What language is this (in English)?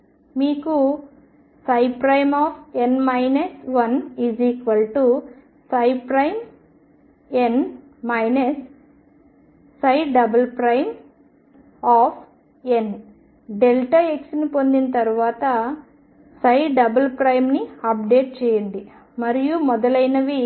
Telugu